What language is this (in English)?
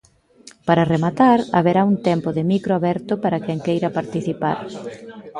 Galician